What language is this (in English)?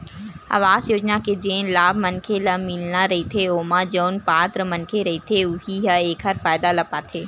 Chhattisgarhi